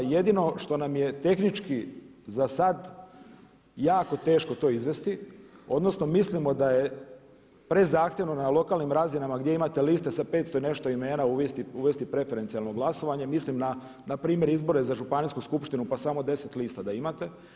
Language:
Croatian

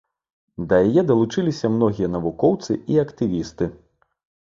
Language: Belarusian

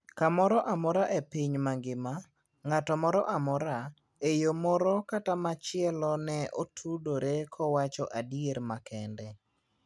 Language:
Luo (Kenya and Tanzania)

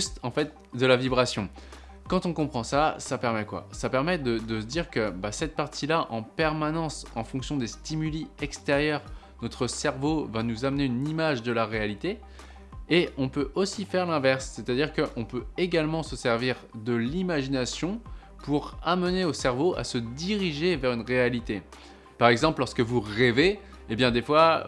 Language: French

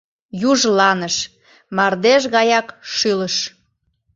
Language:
Mari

